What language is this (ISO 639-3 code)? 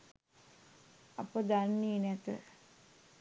sin